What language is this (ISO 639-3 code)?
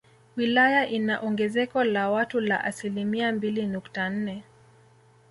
swa